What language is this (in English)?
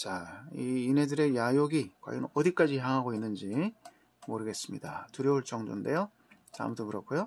Korean